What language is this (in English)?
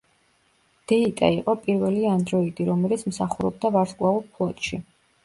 Georgian